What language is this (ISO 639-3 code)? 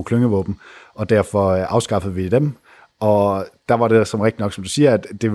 dan